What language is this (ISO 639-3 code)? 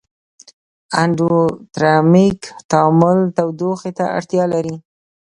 pus